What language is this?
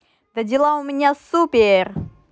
Russian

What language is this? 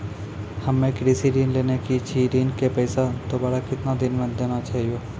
Maithili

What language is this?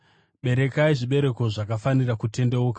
Shona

